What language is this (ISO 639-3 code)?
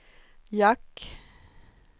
swe